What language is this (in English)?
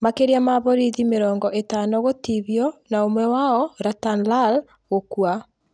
Kikuyu